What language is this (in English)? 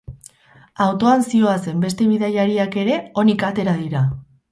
Basque